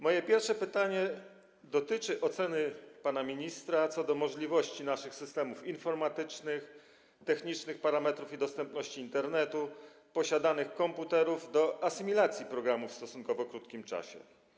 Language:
Polish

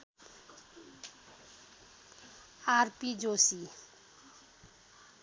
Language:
Nepali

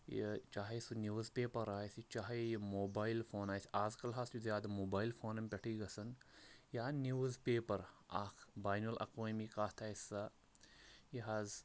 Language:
Kashmiri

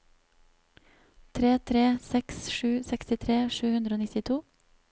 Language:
Norwegian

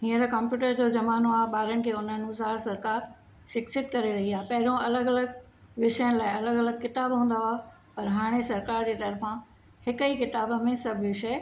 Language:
Sindhi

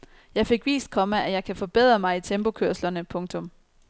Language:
Danish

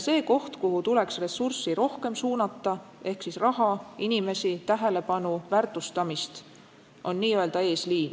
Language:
Estonian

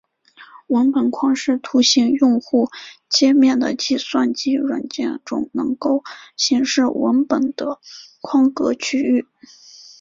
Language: Chinese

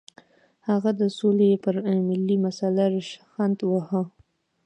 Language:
Pashto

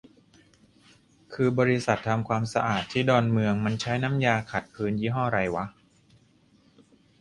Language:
Thai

